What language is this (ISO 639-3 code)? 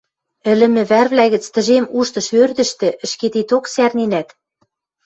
mrj